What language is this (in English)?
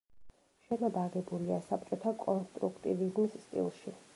Georgian